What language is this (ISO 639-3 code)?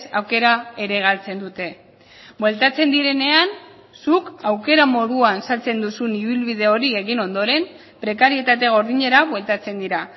eus